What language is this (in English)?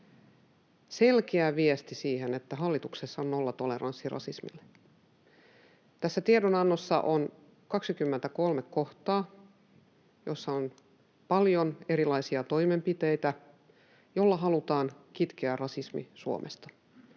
Finnish